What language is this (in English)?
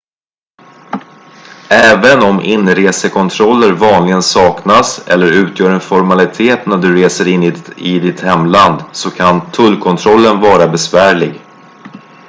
Swedish